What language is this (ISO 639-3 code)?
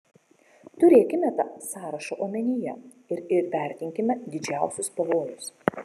lit